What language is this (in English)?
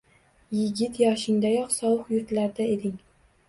Uzbek